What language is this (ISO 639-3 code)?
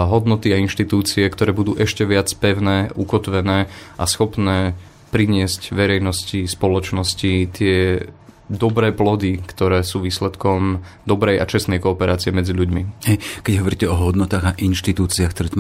slk